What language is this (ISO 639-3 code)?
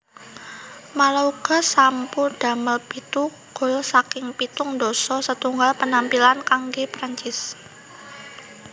jav